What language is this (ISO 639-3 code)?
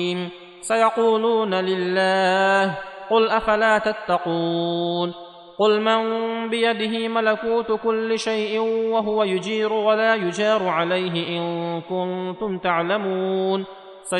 ara